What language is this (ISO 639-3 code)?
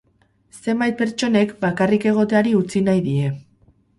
eus